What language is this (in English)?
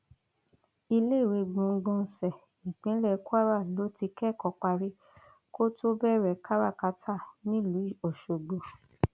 Yoruba